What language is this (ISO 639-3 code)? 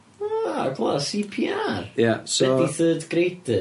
cym